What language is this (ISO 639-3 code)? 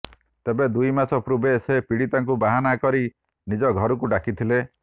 ori